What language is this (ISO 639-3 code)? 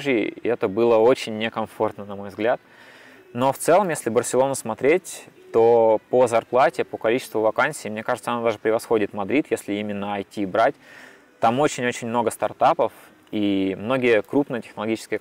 rus